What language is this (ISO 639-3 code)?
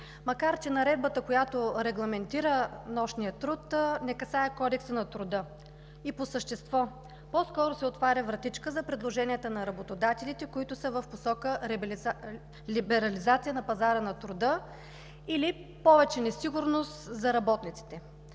bul